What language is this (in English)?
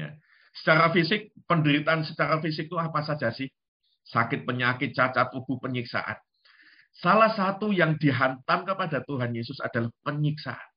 Indonesian